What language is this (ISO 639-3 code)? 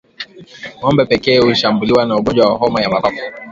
swa